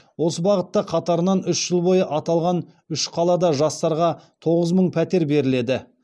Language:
Kazakh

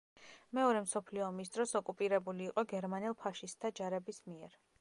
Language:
Georgian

